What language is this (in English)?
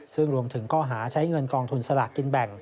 Thai